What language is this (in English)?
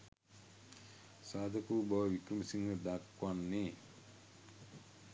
Sinhala